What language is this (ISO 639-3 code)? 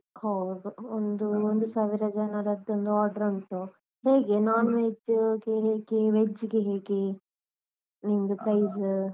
kan